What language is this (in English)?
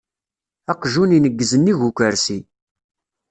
Kabyle